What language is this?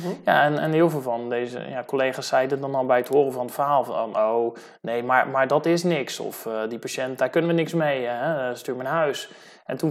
Dutch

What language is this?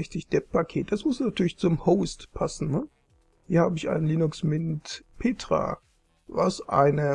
German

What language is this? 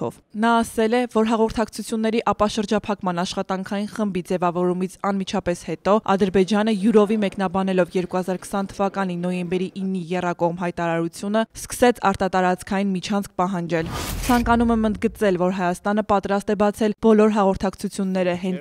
Romanian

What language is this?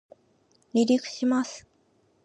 Japanese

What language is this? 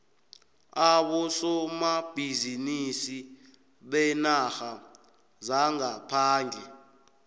South Ndebele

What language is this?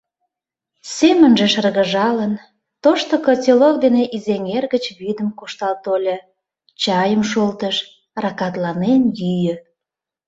Mari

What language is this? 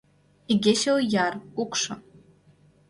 Mari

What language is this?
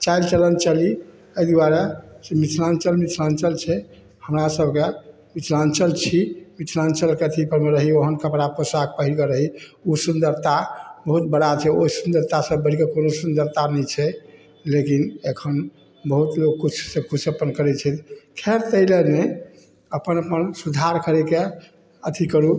Maithili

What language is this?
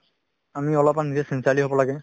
Assamese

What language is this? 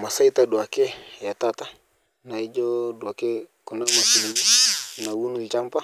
Masai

